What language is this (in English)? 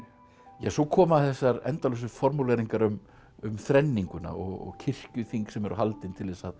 Icelandic